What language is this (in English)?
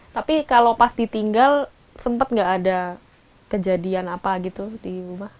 Indonesian